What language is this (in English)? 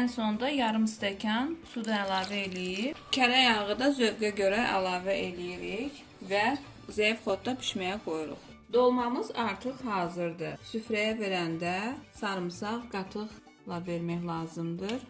Turkish